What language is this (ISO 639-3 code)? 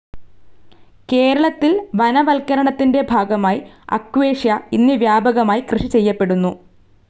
mal